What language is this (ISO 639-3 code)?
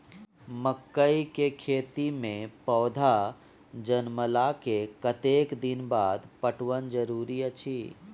mai